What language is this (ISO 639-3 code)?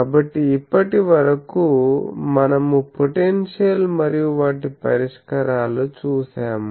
tel